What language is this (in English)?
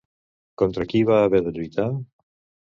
Catalan